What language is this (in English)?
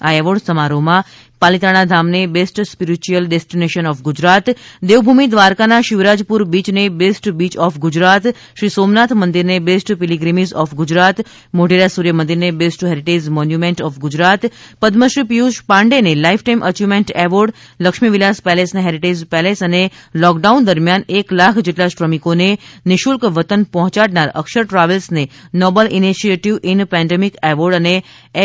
Gujarati